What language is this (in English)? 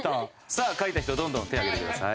Japanese